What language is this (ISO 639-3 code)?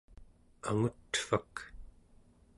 esu